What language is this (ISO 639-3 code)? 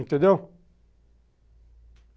por